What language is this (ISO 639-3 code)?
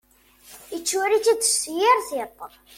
kab